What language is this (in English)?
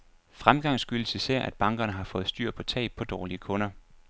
Danish